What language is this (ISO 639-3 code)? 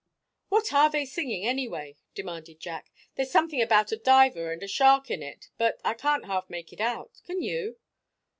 eng